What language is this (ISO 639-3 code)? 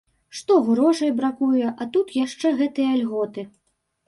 bel